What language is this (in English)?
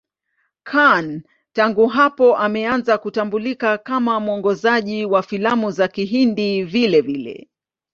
Swahili